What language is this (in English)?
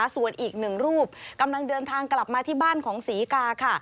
Thai